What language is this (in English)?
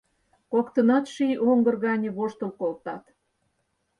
Mari